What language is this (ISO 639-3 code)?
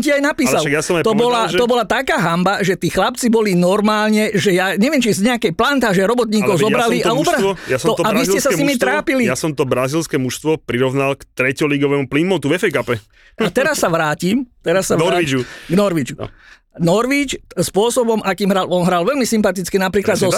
slk